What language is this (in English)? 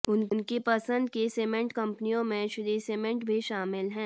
Hindi